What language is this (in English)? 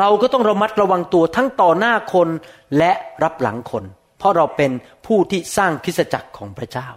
Thai